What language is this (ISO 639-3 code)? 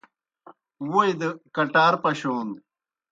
plk